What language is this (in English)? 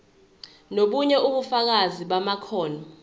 Zulu